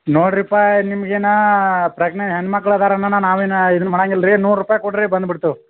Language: Kannada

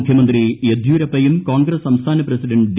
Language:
Malayalam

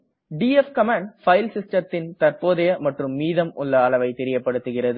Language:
Tamil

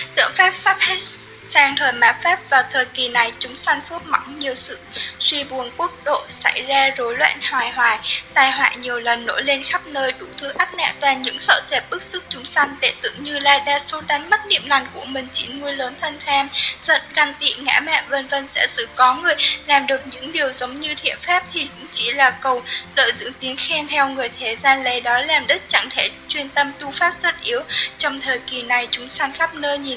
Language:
Vietnamese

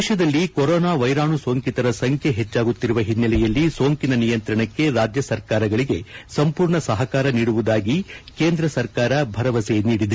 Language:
Kannada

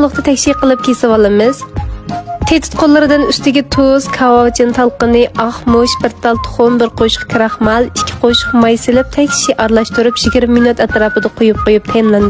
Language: Turkish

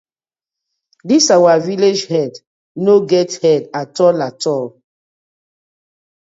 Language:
Nigerian Pidgin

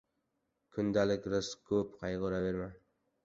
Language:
Uzbek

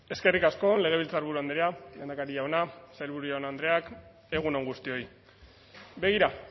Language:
Basque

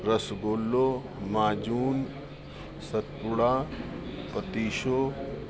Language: Sindhi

